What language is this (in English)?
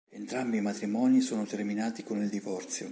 Italian